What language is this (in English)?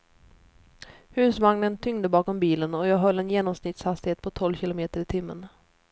Swedish